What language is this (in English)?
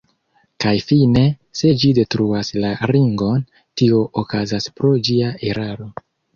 Esperanto